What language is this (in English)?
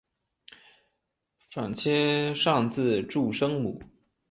Chinese